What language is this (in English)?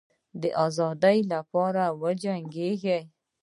Pashto